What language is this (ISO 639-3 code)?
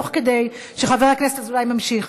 heb